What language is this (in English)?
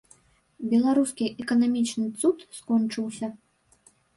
Belarusian